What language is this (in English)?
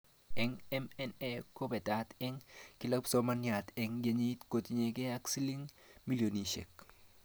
Kalenjin